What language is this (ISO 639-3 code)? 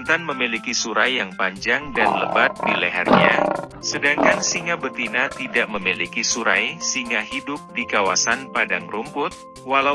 ind